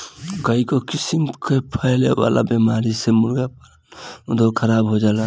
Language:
Bhojpuri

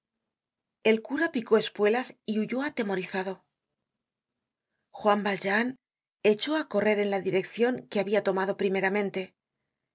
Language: Spanish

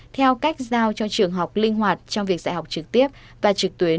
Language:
Vietnamese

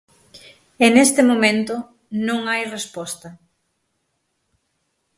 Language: Galician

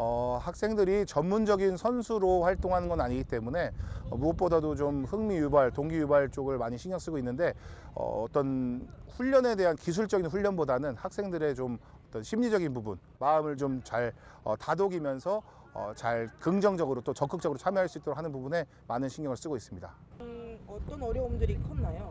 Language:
Korean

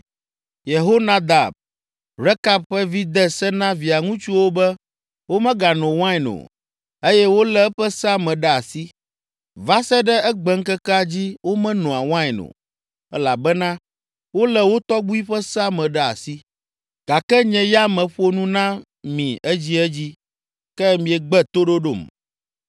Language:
Ewe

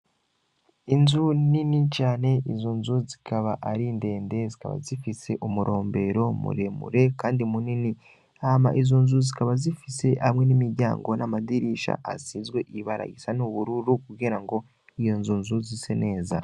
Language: Rundi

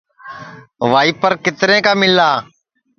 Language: Sansi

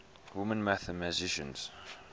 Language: English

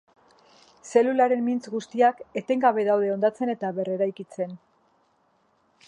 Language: Basque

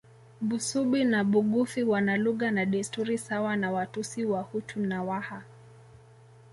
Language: Swahili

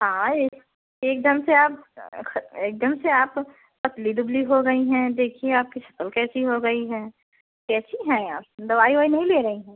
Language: Hindi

